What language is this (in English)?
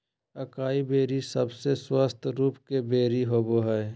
Magahi